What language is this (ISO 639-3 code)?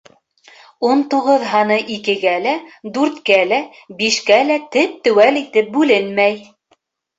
bak